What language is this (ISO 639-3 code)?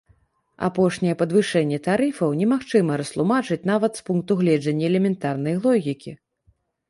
bel